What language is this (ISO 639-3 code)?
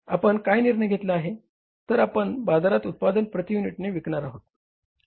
mar